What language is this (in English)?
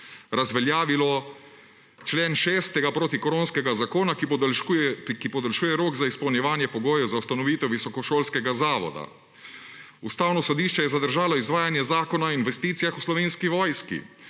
Slovenian